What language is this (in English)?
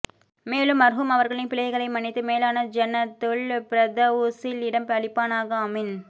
Tamil